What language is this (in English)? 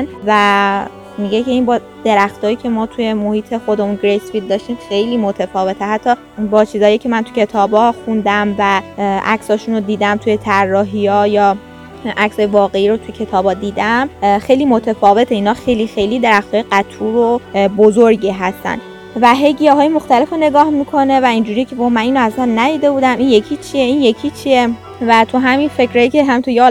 Persian